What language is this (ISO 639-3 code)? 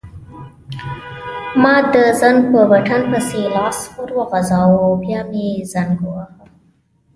pus